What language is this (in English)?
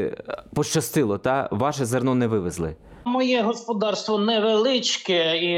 Ukrainian